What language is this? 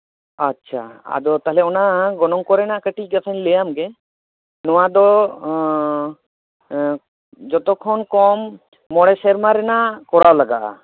Santali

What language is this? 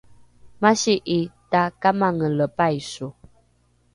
Rukai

